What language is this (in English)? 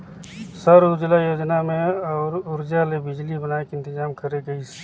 Chhattisgarhi